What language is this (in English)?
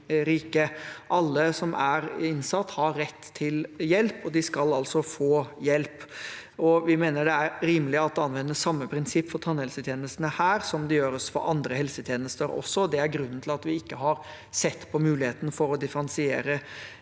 Norwegian